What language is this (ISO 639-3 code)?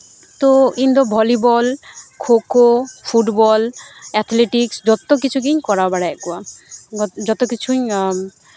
sat